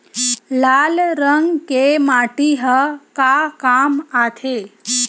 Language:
Chhattisgarhi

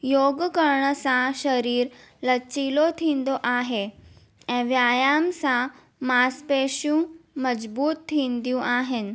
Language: Sindhi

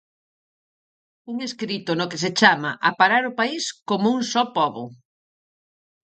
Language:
Galician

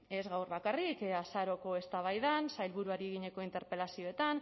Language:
Basque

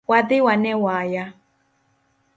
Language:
Luo (Kenya and Tanzania)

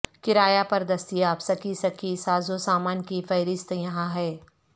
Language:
Urdu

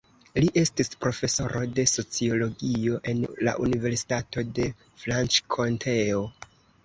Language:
Esperanto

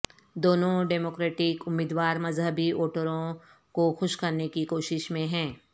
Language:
Urdu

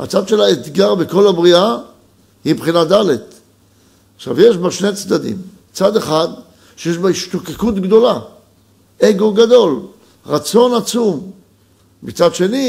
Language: Hebrew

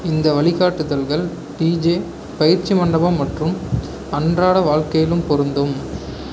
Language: Tamil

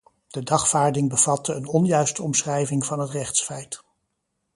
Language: Dutch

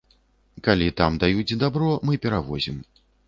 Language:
Belarusian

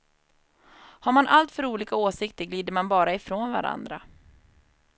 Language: Swedish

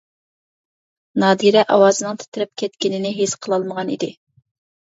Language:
Uyghur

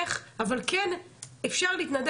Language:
Hebrew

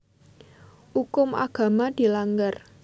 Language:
Javanese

